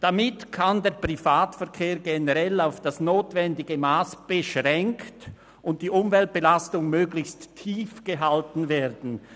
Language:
Swiss German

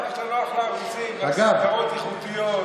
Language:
Hebrew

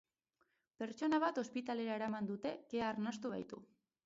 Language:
Basque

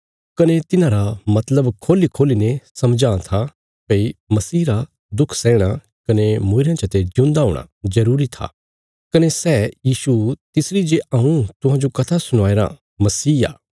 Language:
Bilaspuri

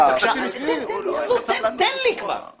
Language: Hebrew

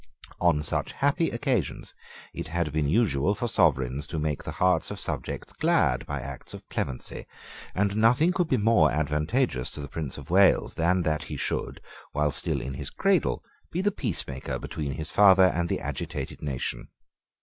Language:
English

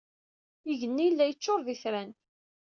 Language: Kabyle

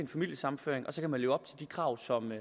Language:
Danish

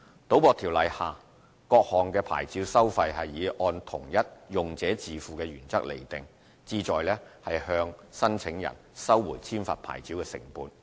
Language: Cantonese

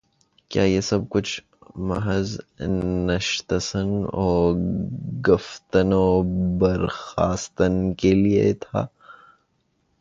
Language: Urdu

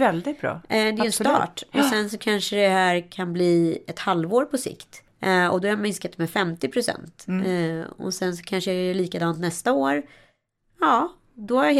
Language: Swedish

